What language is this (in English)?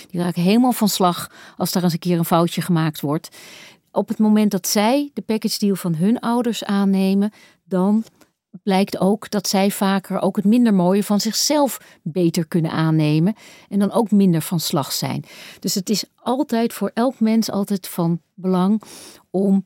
Dutch